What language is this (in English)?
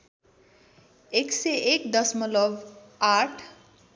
Nepali